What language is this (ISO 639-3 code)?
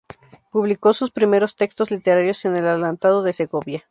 spa